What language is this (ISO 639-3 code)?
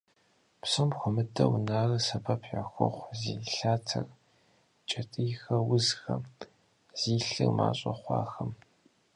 kbd